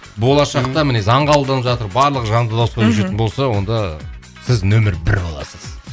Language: Kazakh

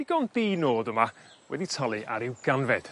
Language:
Welsh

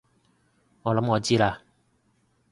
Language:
Cantonese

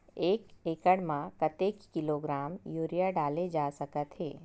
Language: Chhattisgarhi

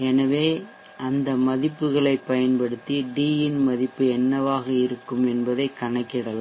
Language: Tamil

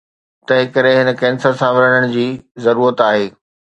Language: Sindhi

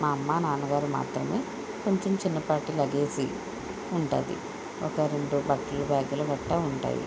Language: Telugu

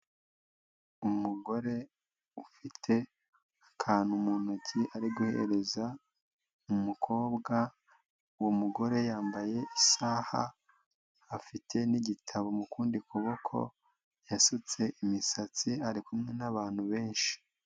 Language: Kinyarwanda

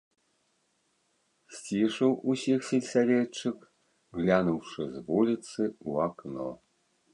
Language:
Belarusian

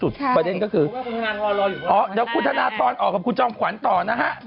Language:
Thai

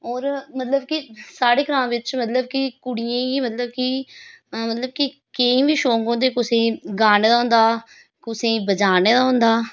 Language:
Dogri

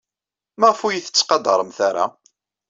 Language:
Kabyle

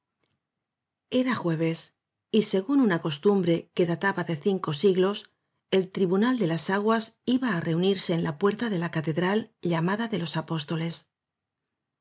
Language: Spanish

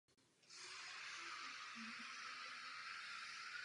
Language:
Czech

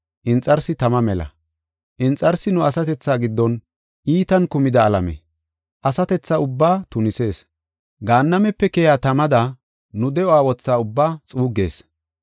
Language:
Gofa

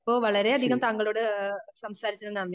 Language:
Malayalam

